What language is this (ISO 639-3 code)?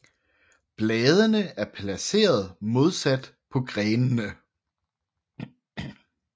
dan